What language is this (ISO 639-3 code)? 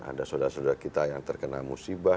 ind